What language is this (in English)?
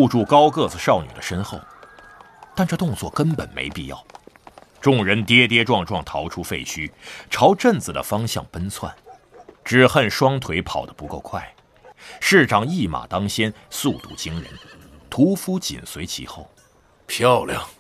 Chinese